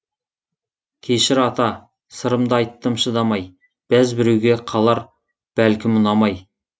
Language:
Kazakh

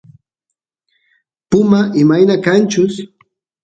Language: Santiago del Estero Quichua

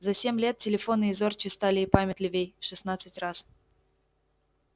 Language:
Russian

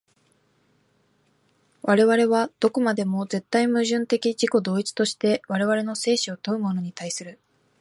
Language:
Japanese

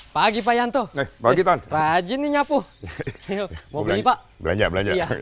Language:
Indonesian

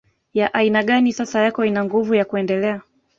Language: Swahili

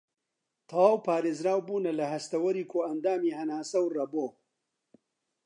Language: Central Kurdish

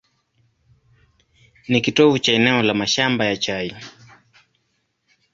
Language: Swahili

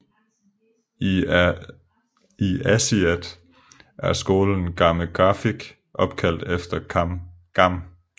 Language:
Danish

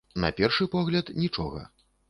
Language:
Belarusian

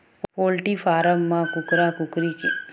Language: Chhattisgarhi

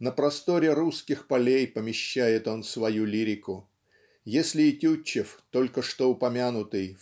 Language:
Russian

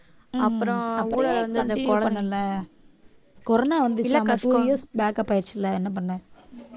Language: Tamil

